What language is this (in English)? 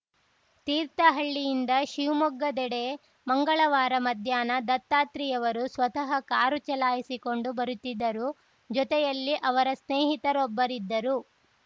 Kannada